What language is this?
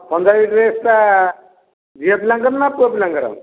Odia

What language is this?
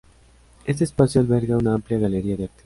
Spanish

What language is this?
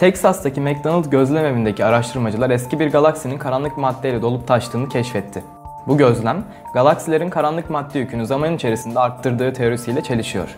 Turkish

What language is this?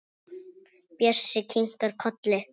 Icelandic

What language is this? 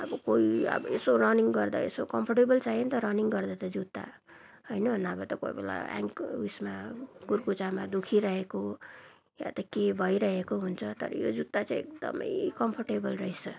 Nepali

